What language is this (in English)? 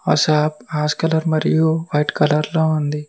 Telugu